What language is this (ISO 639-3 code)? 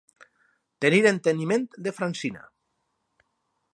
cat